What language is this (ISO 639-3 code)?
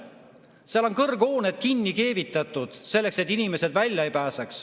est